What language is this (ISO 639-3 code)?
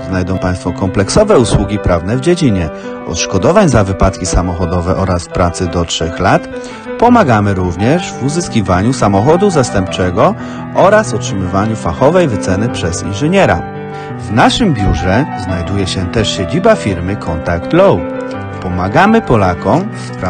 pol